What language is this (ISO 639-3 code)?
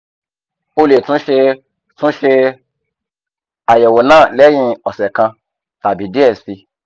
yor